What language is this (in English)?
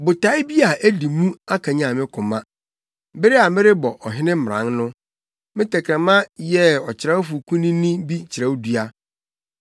Akan